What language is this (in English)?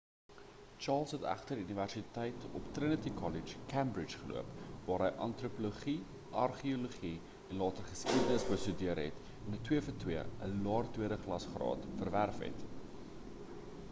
Afrikaans